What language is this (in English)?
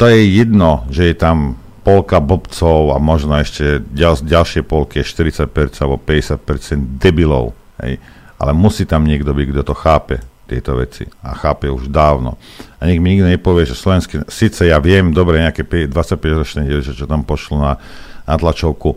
Slovak